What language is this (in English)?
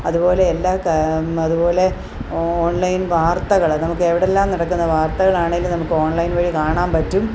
Malayalam